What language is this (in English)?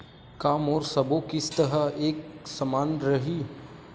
Chhattisgarhi